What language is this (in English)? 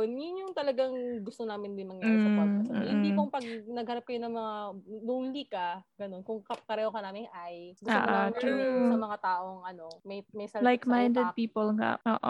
Filipino